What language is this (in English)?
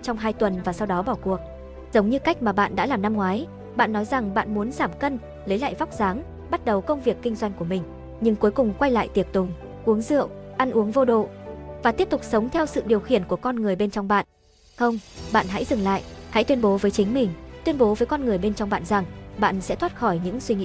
Vietnamese